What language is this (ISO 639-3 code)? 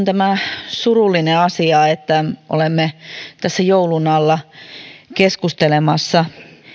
fin